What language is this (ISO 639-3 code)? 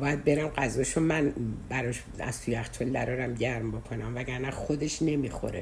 fas